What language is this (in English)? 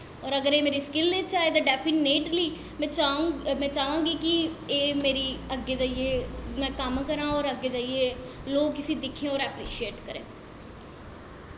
Dogri